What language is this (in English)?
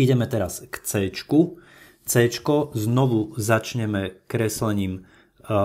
Slovak